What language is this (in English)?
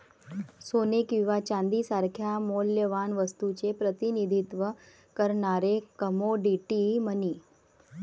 Marathi